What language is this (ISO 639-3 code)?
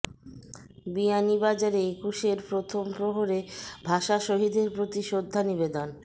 ben